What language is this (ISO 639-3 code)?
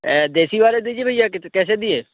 hin